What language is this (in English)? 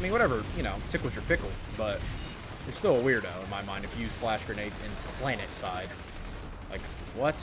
English